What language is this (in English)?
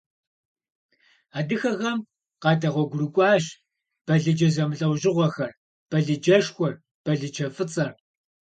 Kabardian